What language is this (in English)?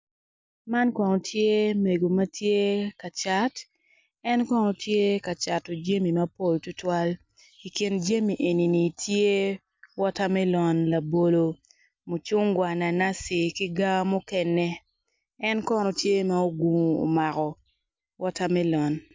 Acoli